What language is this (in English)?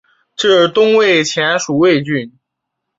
Chinese